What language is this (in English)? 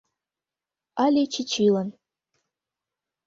Mari